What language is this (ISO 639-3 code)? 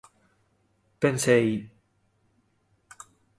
glg